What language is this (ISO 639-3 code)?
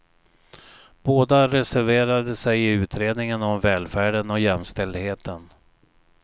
swe